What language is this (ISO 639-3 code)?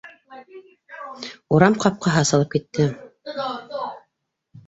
bak